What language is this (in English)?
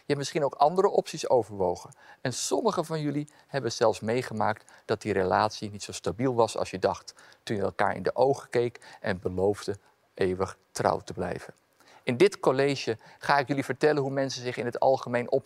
Dutch